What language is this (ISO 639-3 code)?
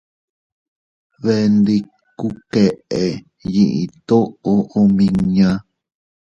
cut